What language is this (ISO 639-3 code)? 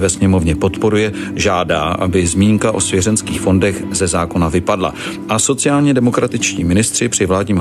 ces